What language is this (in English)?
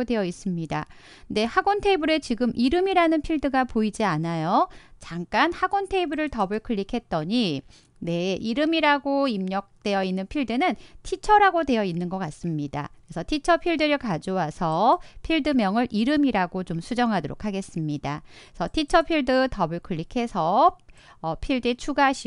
Korean